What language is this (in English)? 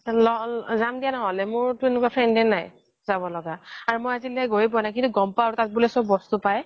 Assamese